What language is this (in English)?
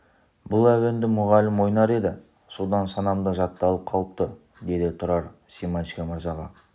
Kazakh